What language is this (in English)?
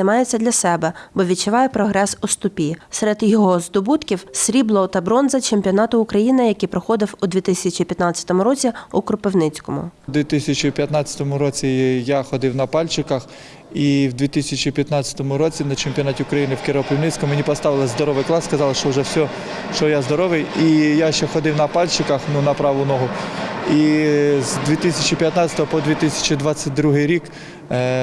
Ukrainian